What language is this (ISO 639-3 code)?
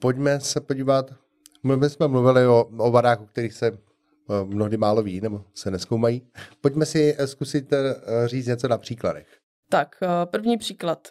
ces